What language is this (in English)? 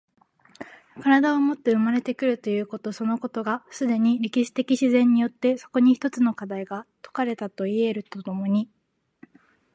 Japanese